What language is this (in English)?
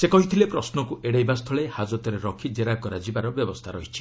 Odia